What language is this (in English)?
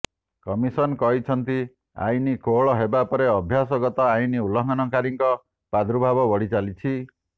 Odia